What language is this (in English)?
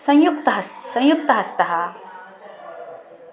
Sanskrit